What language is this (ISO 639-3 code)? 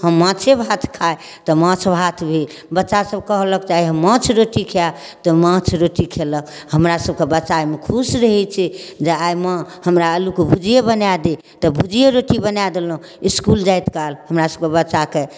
mai